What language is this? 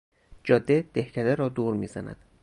Persian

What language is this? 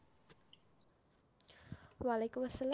Bangla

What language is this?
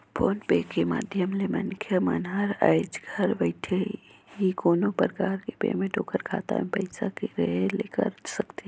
Chhattisgarhi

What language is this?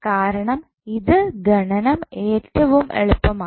Malayalam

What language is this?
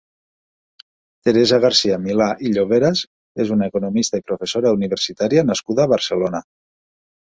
Catalan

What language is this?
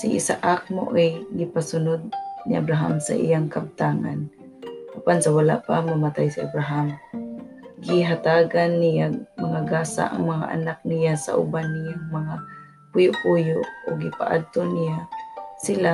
Filipino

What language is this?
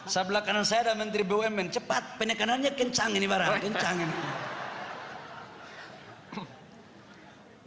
Indonesian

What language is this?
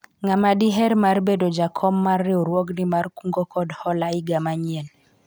Luo (Kenya and Tanzania)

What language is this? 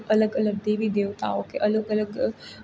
Gujarati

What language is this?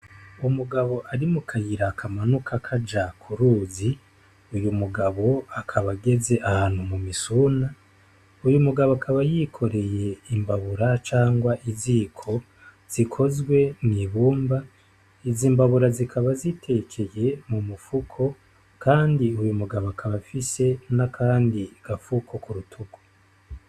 Rundi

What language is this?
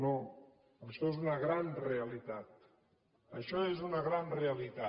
Catalan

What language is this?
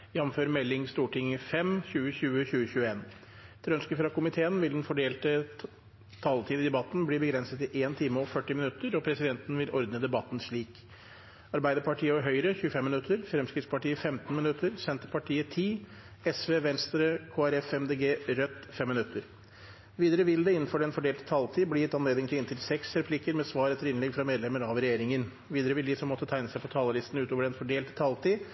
Norwegian Bokmål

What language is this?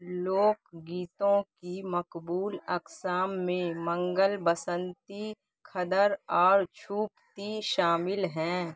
Urdu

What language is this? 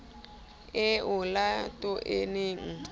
Southern Sotho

